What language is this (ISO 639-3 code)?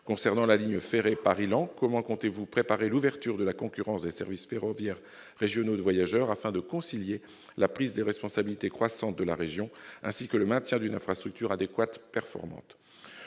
fra